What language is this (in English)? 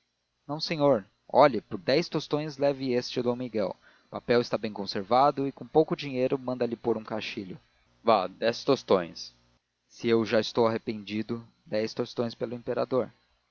Portuguese